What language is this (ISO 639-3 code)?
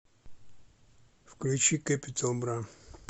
rus